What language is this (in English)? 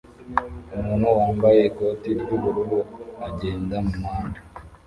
Kinyarwanda